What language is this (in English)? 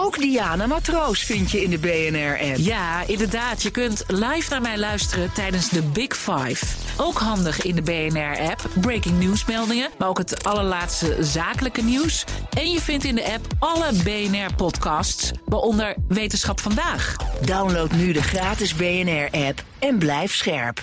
Dutch